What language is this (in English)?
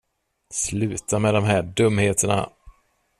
Swedish